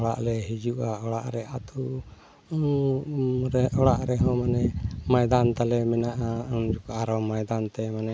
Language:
Santali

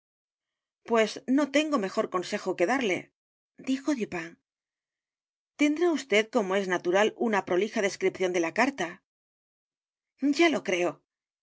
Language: Spanish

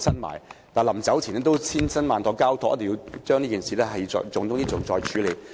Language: Cantonese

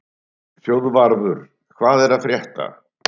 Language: Icelandic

